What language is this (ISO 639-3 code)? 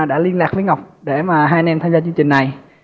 vie